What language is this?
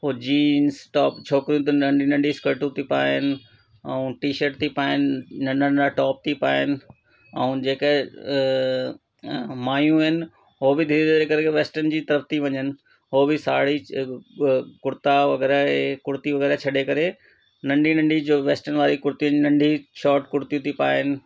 Sindhi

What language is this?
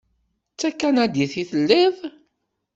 Kabyle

